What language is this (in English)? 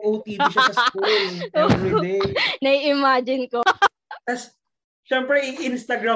Filipino